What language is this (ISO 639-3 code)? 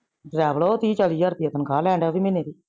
pan